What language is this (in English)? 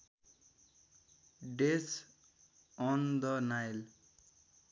Nepali